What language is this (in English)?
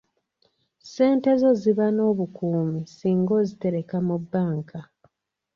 Ganda